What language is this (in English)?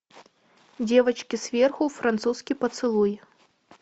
Russian